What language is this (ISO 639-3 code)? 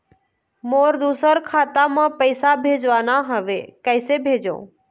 hne